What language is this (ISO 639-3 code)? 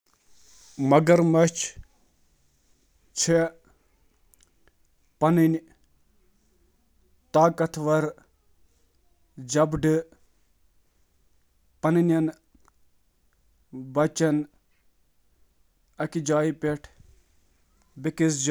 kas